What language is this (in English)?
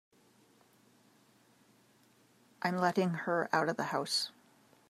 English